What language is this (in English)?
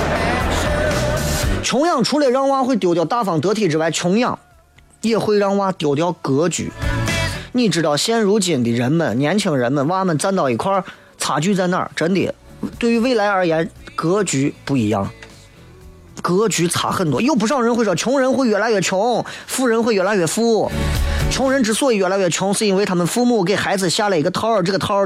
Chinese